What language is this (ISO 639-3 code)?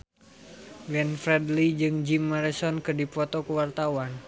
sun